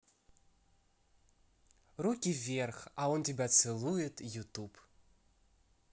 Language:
Russian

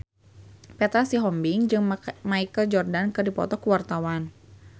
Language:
Sundanese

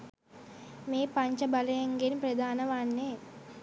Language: Sinhala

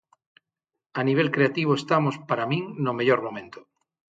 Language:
Galician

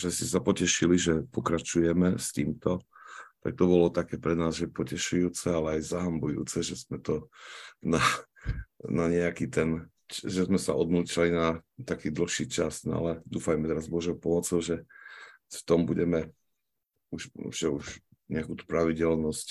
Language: Slovak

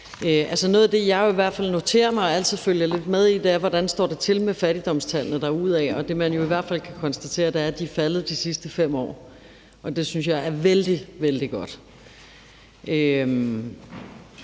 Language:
Danish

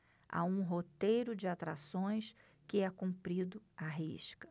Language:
Portuguese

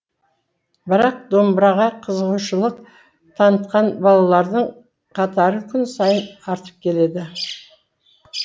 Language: Kazakh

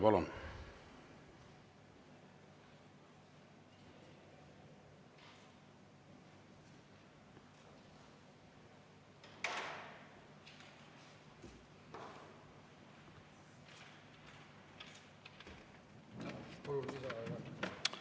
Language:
Estonian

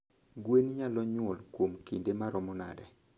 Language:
Luo (Kenya and Tanzania)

